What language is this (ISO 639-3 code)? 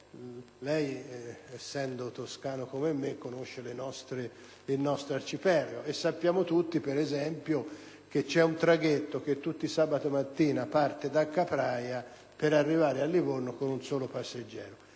ita